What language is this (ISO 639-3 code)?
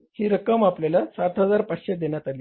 mar